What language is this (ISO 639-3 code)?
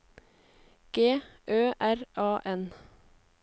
nor